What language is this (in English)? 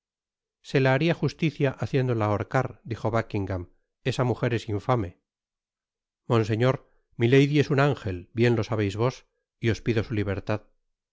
Spanish